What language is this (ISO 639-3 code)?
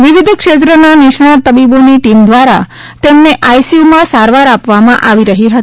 guj